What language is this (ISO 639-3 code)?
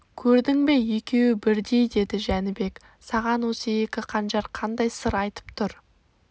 kaz